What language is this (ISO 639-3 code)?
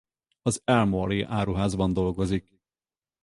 hun